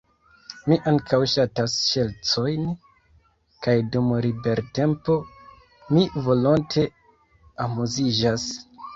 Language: Esperanto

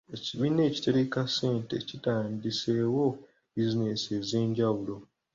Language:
Ganda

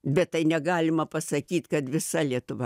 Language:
Lithuanian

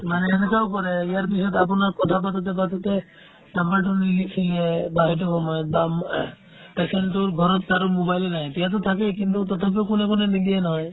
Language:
Assamese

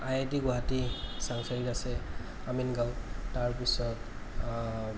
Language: Assamese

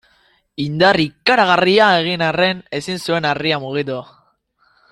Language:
Basque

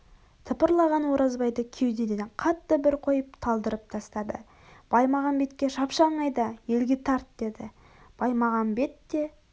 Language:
Kazakh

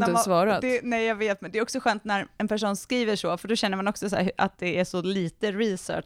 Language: Swedish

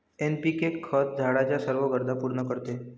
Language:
Marathi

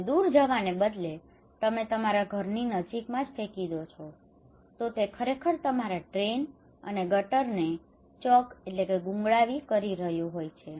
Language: Gujarati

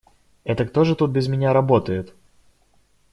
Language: Russian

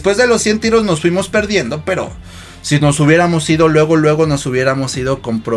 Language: Spanish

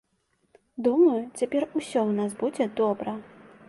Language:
Belarusian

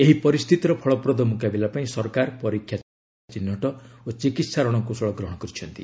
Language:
Odia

